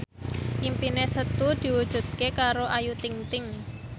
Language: Javanese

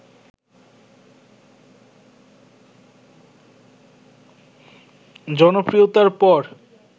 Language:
Bangla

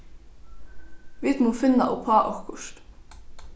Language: Faroese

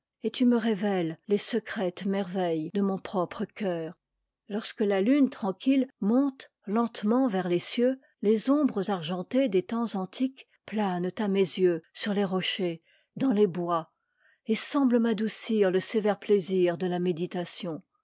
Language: French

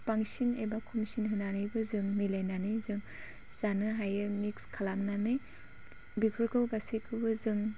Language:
Bodo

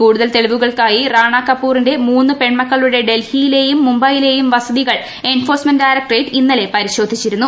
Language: Malayalam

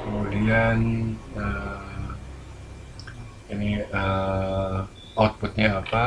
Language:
Indonesian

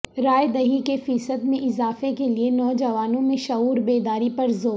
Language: Urdu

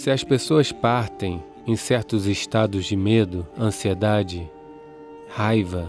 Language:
Portuguese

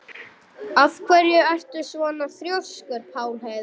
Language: Icelandic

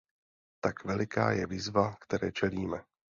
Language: Czech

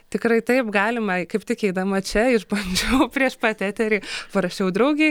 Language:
Lithuanian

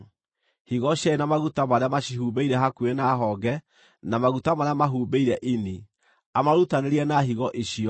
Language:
Kikuyu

